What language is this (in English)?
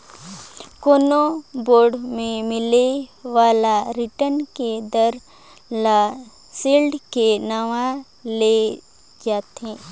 Chhattisgarhi